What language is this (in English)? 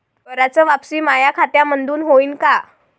Marathi